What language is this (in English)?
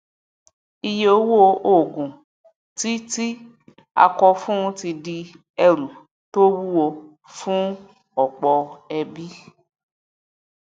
Yoruba